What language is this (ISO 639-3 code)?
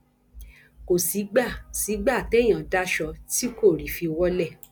yor